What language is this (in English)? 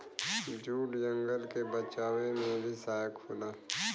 Bhojpuri